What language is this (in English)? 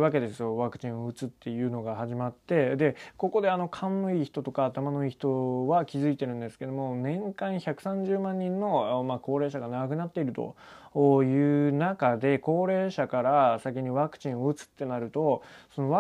Japanese